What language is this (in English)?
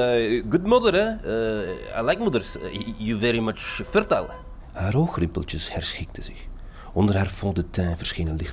Dutch